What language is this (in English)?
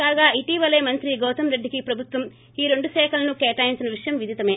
Telugu